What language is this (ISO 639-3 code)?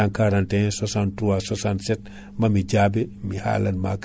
ful